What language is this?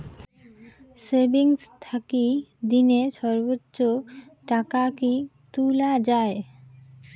Bangla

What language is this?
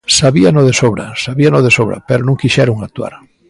Galician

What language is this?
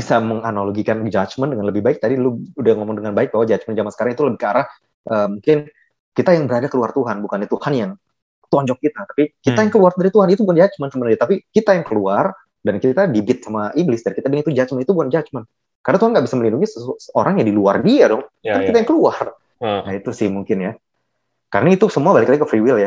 Indonesian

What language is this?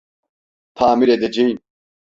Turkish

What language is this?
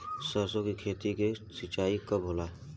Bhojpuri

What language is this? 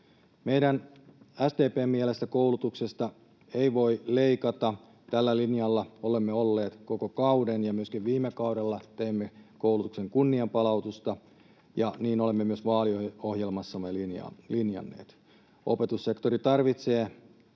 Finnish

